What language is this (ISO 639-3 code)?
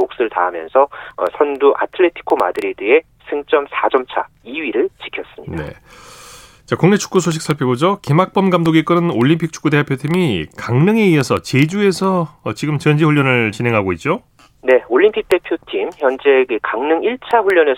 kor